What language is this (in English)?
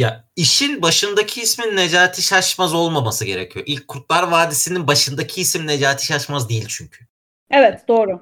Turkish